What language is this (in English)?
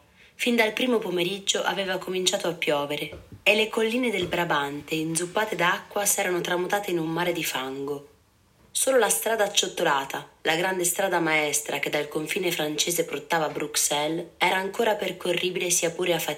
Italian